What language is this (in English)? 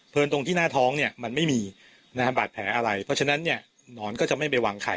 Thai